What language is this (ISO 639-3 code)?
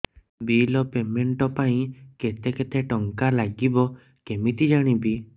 ori